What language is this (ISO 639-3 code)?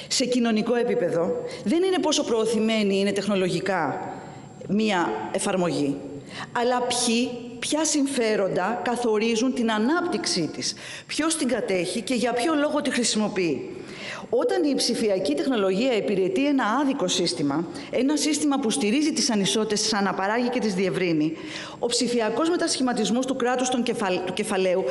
ell